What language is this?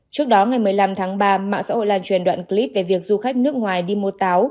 Vietnamese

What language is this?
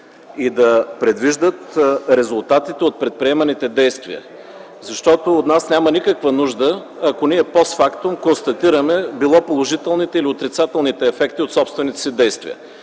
Bulgarian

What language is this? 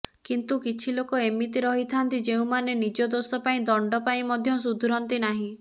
Odia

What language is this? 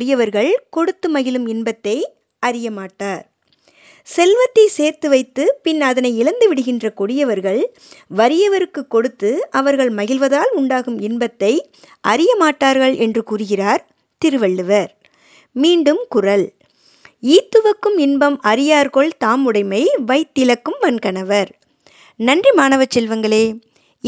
Tamil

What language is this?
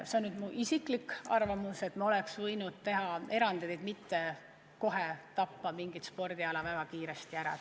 Estonian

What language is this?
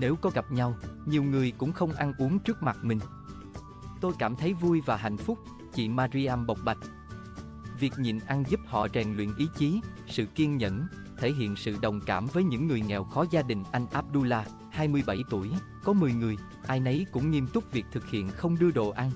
Vietnamese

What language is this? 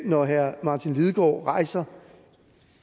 Danish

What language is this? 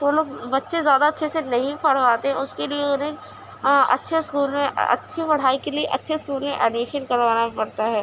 Urdu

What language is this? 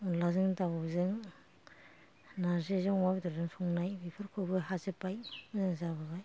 Bodo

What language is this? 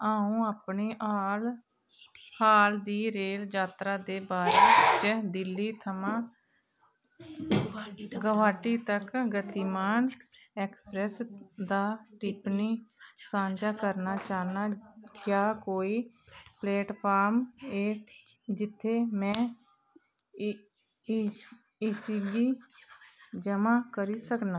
Dogri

